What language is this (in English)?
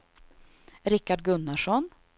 Swedish